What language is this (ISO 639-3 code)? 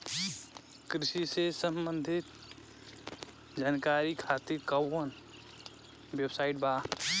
bho